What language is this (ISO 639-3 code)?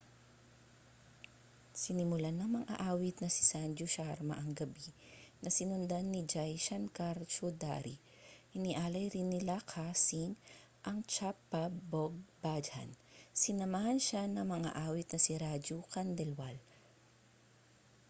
fil